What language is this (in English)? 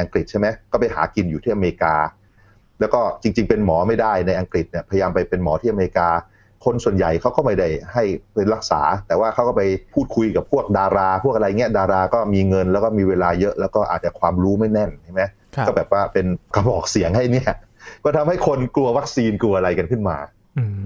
Thai